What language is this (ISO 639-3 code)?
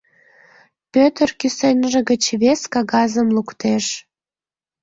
chm